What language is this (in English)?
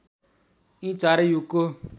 Nepali